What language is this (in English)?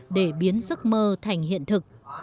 Vietnamese